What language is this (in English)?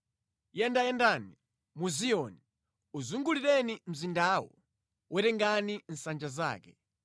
Nyanja